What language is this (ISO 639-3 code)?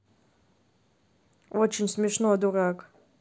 rus